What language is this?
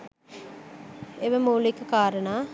Sinhala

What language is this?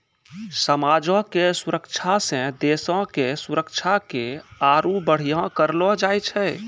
Maithili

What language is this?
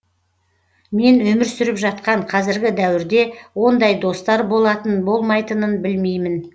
Kazakh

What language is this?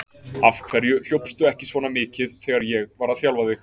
Icelandic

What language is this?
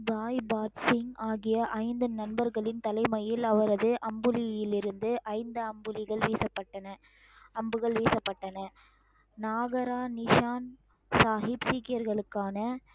Tamil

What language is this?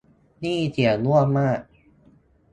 Thai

